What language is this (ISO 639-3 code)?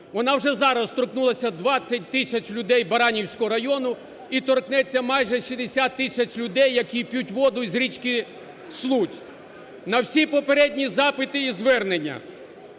ukr